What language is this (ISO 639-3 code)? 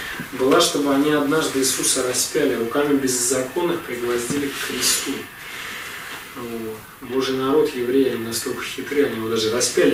rus